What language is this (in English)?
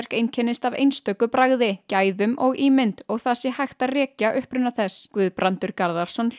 Icelandic